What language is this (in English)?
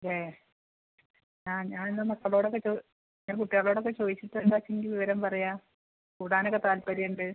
Malayalam